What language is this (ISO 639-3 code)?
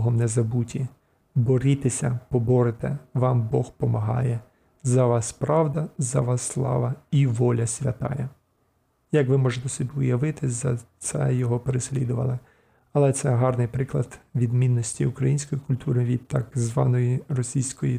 ukr